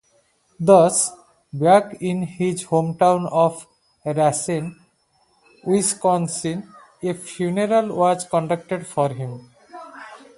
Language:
English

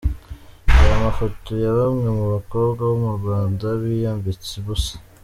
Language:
Kinyarwanda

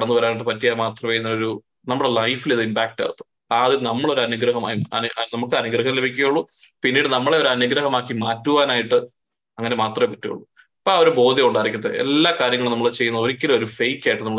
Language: Malayalam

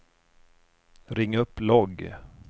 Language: Swedish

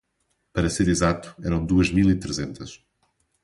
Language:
Portuguese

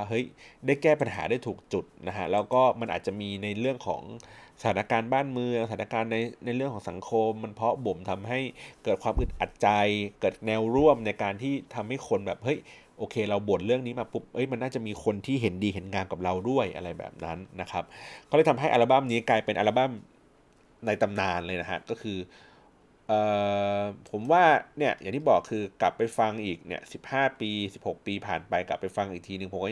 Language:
Thai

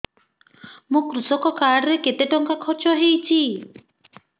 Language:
Odia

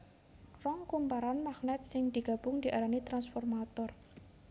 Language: Javanese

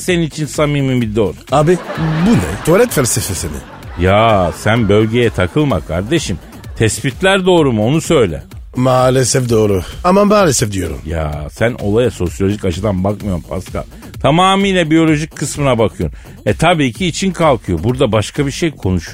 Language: Turkish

